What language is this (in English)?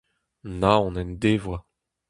Breton